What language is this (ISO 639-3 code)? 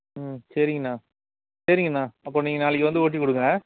tam